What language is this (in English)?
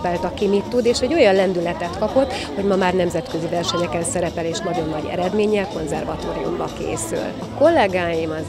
Hungarian